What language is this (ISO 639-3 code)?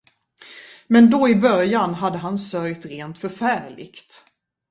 swe